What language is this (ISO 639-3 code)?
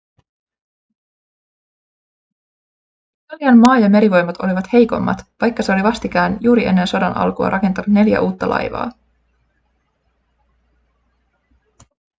fin